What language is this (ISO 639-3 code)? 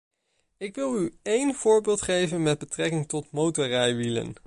nld